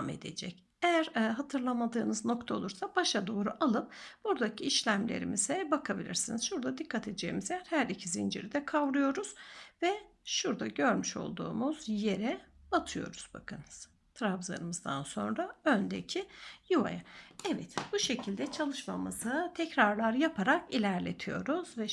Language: Turkish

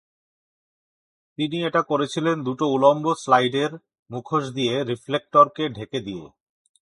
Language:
Bangla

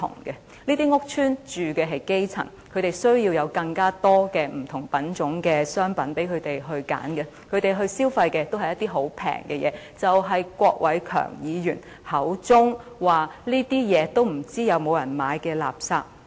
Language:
Cantonese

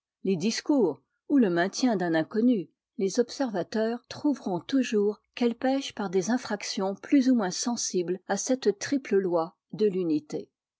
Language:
French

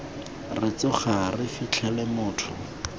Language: Tswana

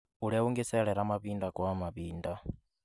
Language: Kikuyu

